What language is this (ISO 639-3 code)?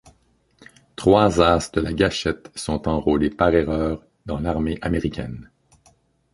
fra